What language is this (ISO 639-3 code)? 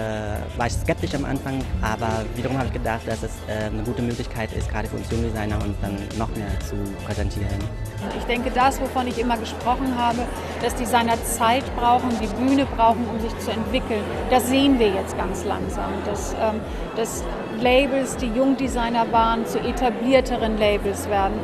deu